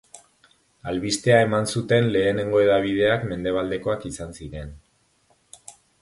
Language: Basque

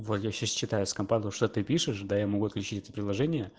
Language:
Russian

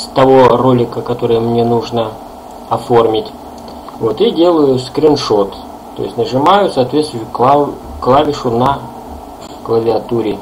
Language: Russian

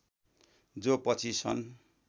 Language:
Nepali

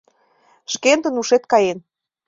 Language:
Mari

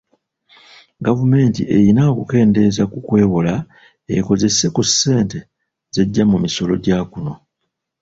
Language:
Ganda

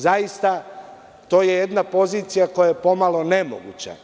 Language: Serbian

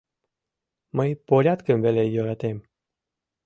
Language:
Mari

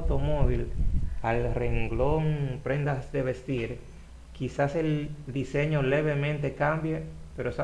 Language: Spanish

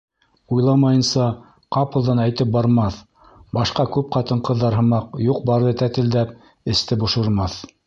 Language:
Bashkir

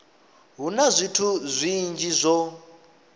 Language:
Venda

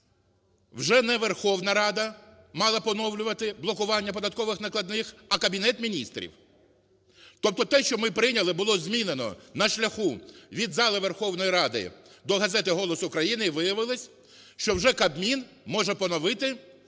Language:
Ukrainian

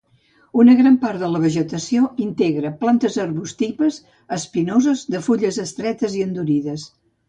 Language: Catalan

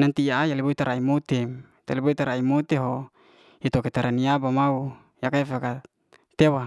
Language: Liana-Seti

